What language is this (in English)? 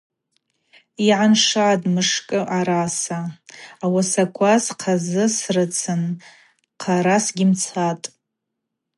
Abaza